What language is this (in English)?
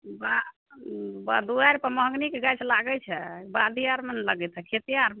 Maithili